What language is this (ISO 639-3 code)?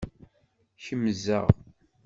kab